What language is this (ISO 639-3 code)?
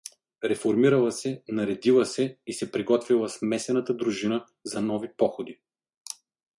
bul